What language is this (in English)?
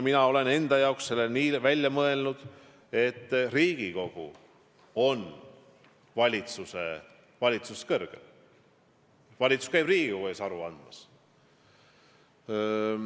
Estonian